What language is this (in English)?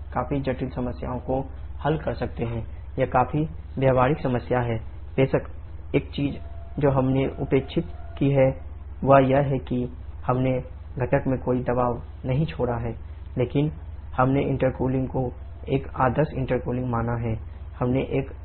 Hindi